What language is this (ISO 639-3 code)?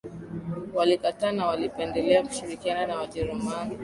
swa